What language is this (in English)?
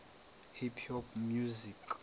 Northern Sotho